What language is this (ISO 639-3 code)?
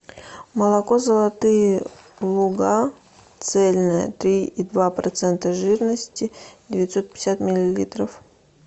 rus